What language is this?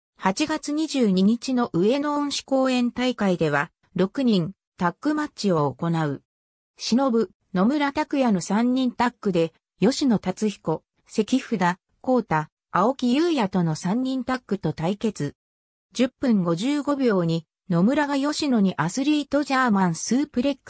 Japanese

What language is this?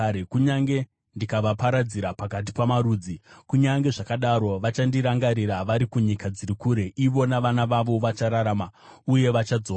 Shona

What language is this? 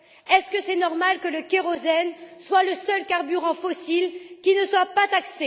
French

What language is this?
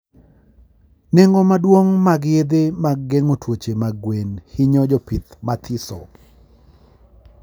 Luo (Kenya and Tanzania)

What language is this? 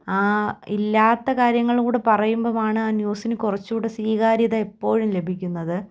Malayalam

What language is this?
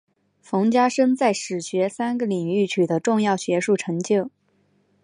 Chinese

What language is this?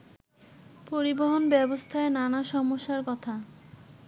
Bangla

